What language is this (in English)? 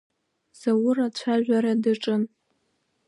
Abkhazian